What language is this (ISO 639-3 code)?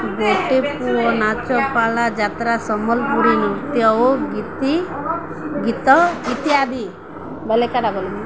ori